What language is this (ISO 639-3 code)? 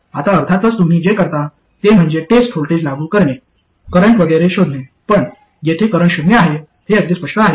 mar